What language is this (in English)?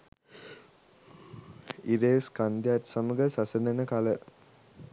Sinhala